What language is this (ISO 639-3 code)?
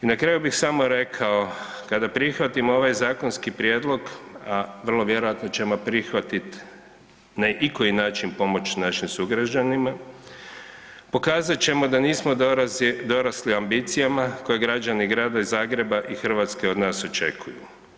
hrv